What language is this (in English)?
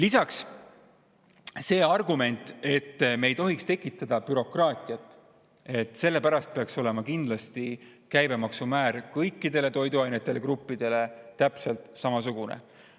Estonian